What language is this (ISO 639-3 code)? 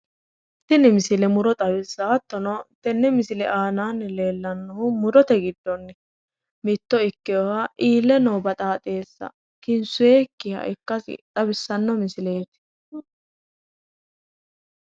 sid